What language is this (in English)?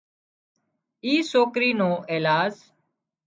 Wadiyara Koli